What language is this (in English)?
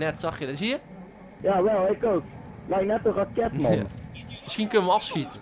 Dutch